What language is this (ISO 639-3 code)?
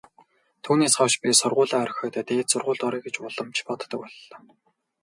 mon